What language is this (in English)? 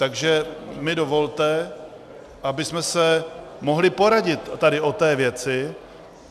Czech